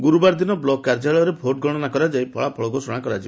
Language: Odia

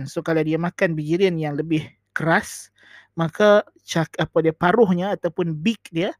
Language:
Malay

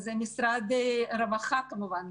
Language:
Hebrew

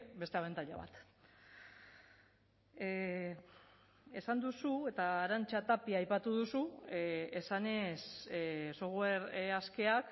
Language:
Basque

